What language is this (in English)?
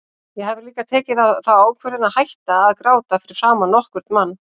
Icelandic